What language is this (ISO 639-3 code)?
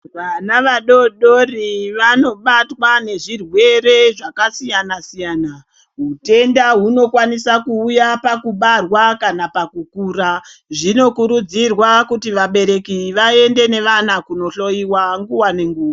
ndc